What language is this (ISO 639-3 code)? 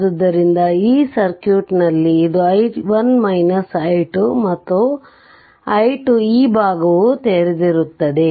kan